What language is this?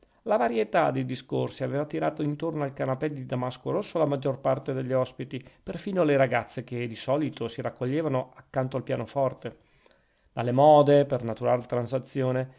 Italian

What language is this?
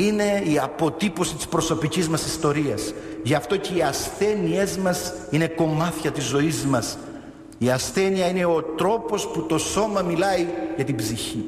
Greek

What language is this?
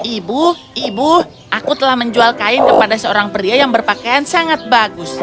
Indonesian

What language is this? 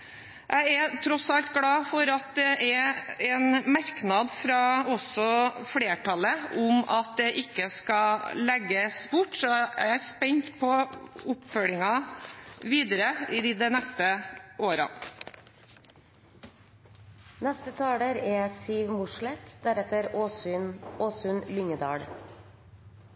Norwegian Bokmål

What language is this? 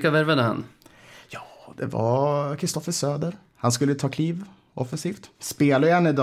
Swedish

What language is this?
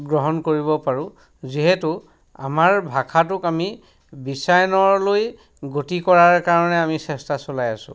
Assamese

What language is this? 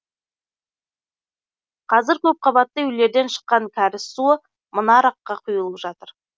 Kazakh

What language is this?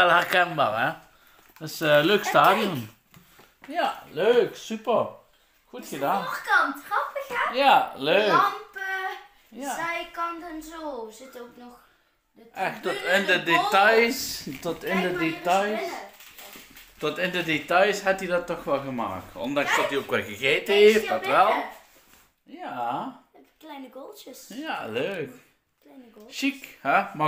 Dutch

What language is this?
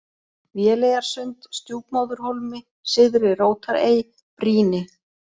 Icelandic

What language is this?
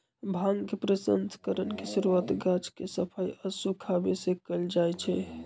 Magahi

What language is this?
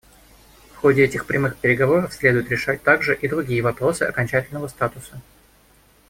Russian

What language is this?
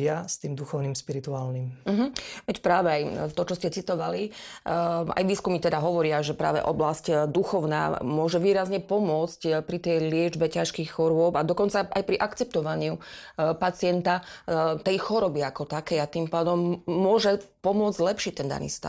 Slovak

